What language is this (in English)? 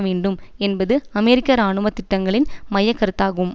Tamil